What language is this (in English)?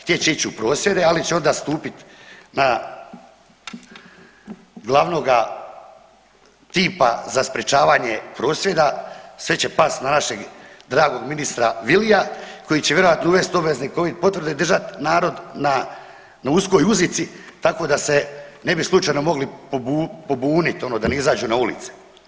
Croatian